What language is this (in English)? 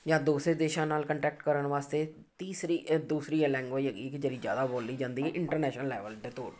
Punjabi